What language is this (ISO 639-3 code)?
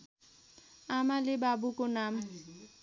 nep